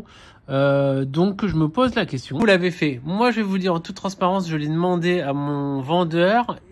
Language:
French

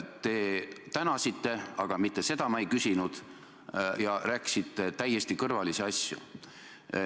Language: Estonian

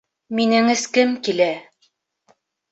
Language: Bashkir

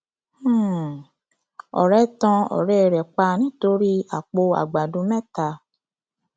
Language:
Yoruba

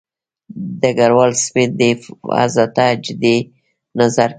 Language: Pashto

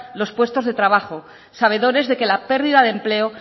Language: Spanish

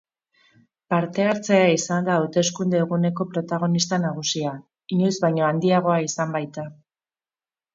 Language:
Basque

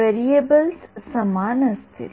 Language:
Marathi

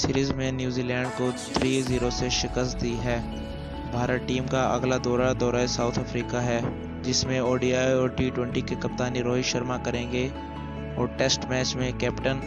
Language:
Urdu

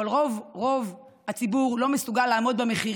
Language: Hebrew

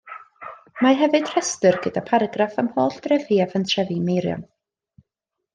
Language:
Welsh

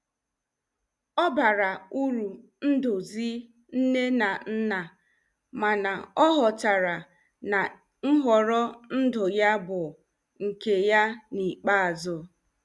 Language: Igbo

